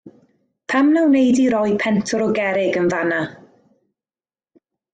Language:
Welsh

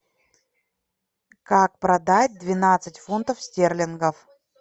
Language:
Russian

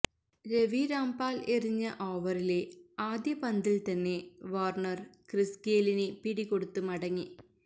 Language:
Malayalam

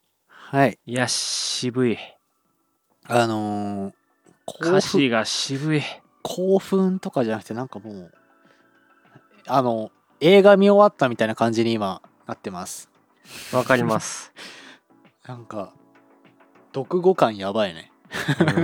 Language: Japanese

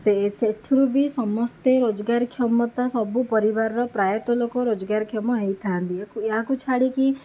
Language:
Odia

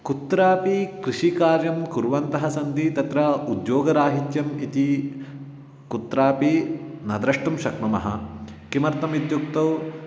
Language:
Sanskrit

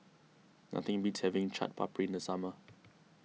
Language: English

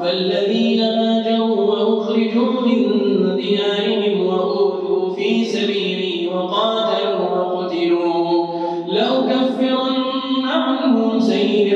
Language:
Arabic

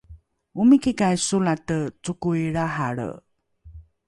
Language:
Rukai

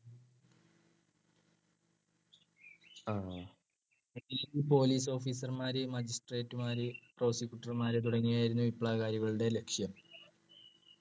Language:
Malayalam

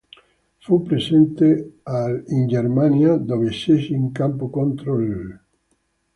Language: Italian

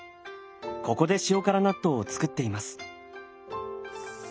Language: Japanese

